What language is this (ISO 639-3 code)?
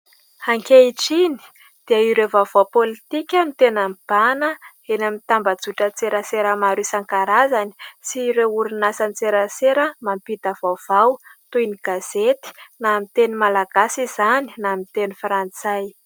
mlg